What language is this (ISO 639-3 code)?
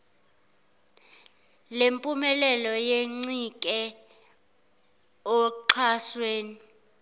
zul